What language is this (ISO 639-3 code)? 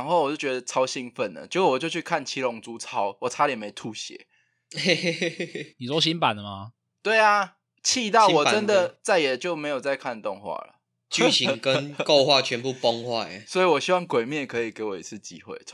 zho